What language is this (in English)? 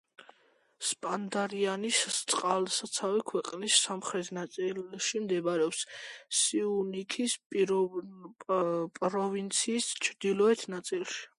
Georgian